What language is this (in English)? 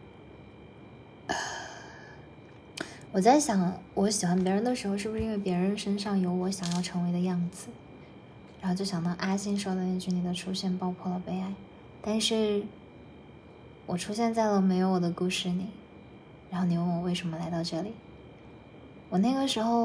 Chinese